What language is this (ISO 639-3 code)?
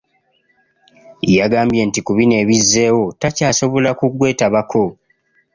lug